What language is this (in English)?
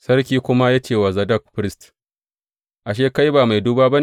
Hausa